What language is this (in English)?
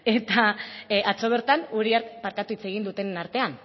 Basque